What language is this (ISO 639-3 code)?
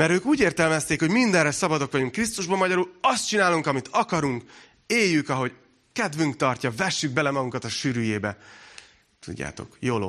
hun